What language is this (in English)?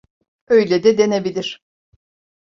Turkish